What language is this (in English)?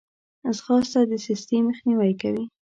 Pashto